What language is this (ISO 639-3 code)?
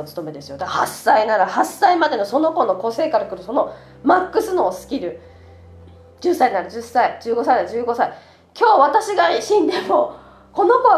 jpn